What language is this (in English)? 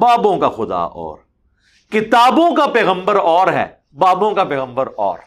Urdu